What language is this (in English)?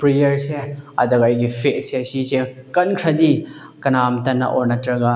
Manipuri